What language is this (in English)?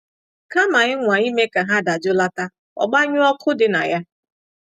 Igbo